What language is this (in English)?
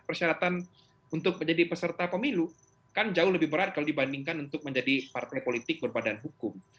Indonesian